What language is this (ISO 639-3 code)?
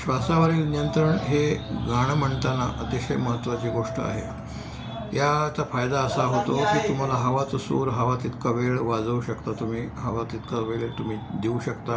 mar